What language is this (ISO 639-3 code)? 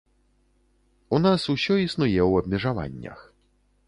bel